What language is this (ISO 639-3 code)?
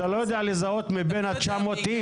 heb